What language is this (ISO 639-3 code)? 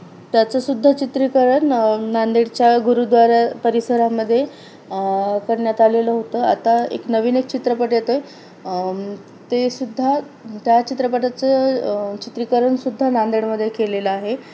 mar